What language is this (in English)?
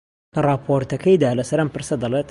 Central Kurdish